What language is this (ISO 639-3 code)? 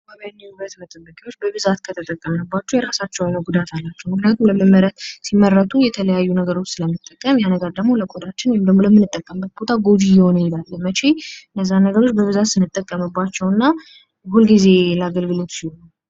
amh